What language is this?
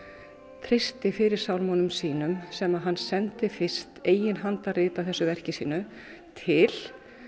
Icelandic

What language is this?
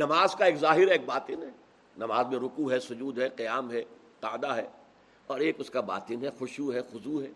Urdu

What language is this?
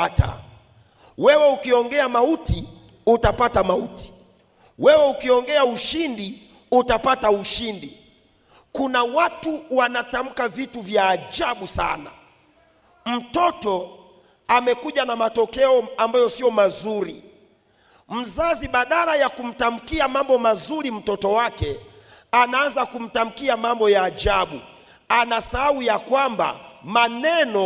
Swahili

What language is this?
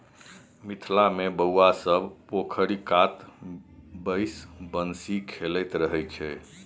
Maithili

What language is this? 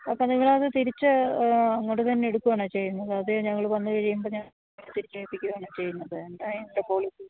Malayalam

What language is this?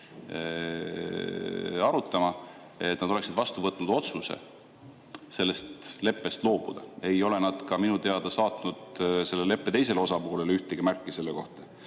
Estonian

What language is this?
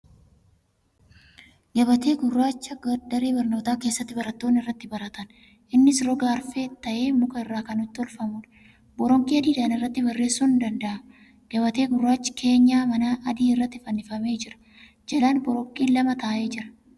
Oromo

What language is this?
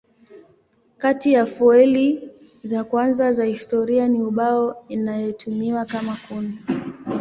Swahili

